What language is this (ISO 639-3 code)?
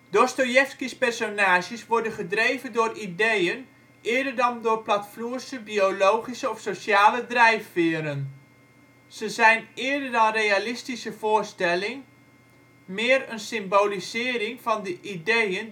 nld